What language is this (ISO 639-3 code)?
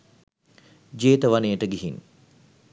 sin